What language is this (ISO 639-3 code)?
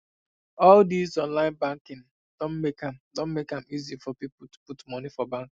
pcm